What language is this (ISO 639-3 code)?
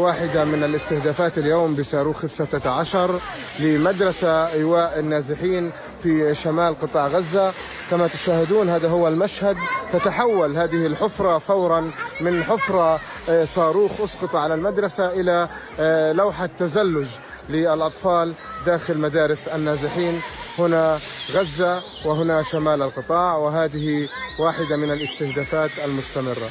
ara